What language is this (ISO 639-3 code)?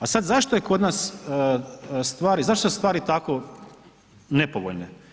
hrv